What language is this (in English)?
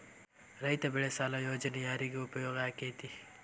Kannada